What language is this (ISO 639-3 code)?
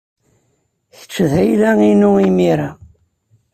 kab